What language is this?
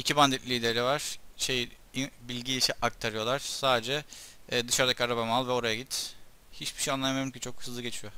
Turkish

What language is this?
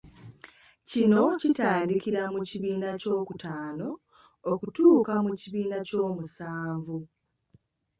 Ganda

